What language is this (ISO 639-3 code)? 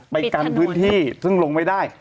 tha